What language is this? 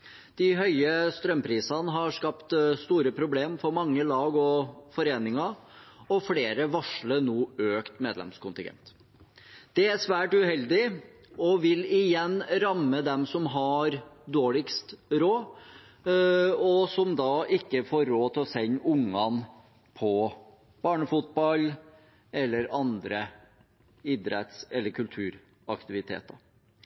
Norwegian Bokmål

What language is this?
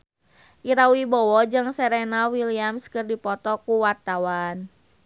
Sundanese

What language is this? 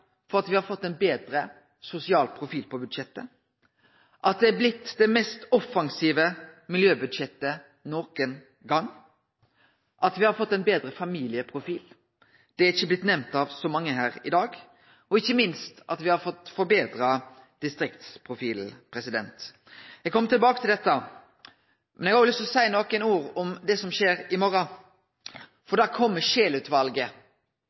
Norwegian Nynorsk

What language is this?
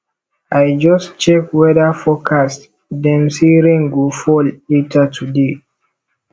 Nigerian Pidgin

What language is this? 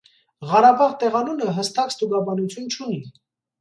Armenian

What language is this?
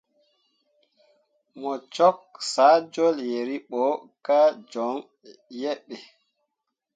Mundang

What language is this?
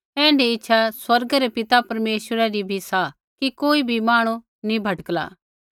Kullu Pahari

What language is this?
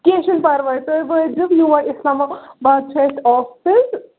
Kashmiri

